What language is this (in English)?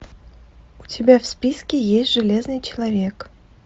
Russian